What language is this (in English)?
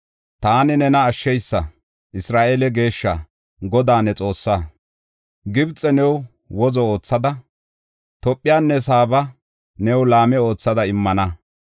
Gofa